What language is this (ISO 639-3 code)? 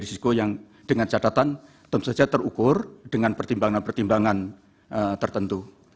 ind